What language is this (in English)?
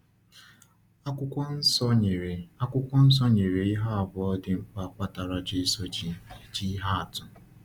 Igbo